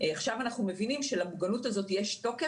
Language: Hebrew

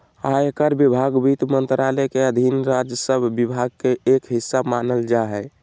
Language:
Magahi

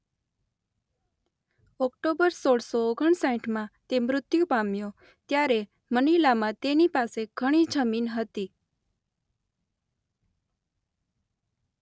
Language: Gujarati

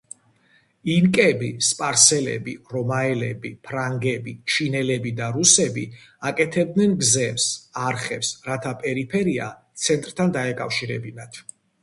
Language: Georgian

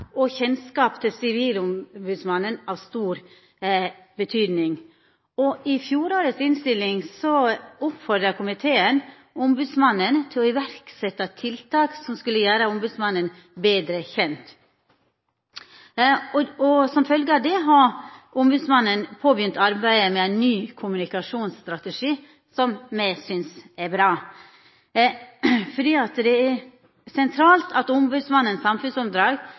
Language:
Norwegian Nynorsk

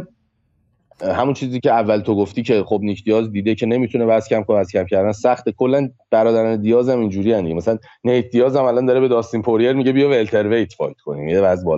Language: Persian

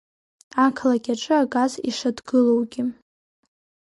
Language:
Abkhazian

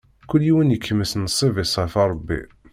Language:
Kabyle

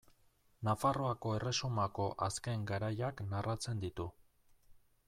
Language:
Basque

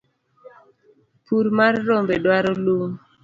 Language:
Luo (Kenya and Tanzania)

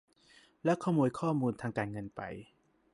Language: Thai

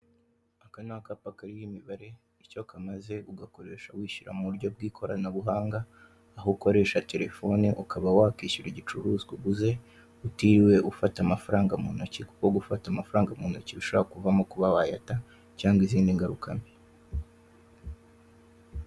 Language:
Kinyarwanda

